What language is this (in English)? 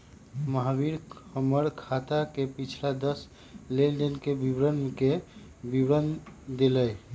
Magahi